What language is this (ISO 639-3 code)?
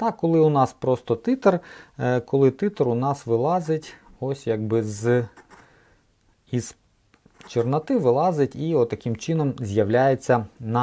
ukr